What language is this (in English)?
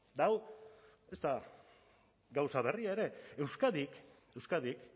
Basque